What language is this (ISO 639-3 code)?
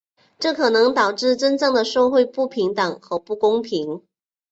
zho